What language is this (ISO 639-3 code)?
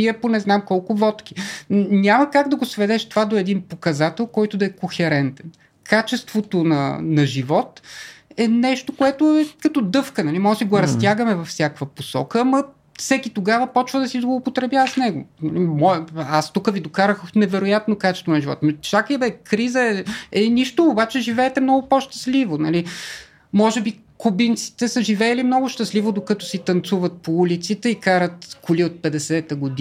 bul